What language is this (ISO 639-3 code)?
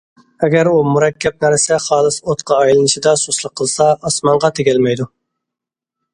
uig